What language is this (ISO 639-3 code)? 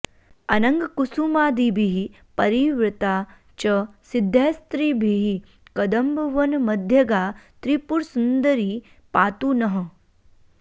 san